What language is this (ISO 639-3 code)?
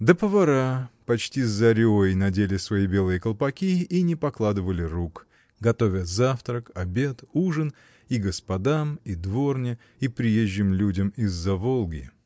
rus